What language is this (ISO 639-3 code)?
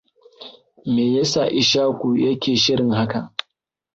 hau